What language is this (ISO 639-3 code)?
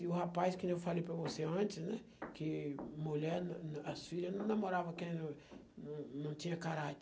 por